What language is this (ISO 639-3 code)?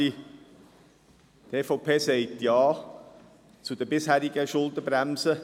gsw